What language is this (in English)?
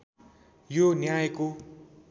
Nepali